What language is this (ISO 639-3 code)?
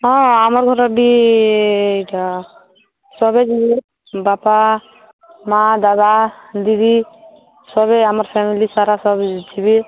ori